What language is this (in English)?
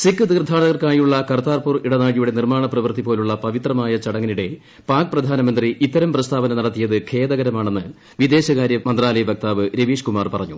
Malayalam